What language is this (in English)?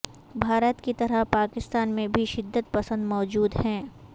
Urdu